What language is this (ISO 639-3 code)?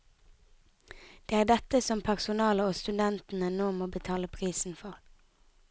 nor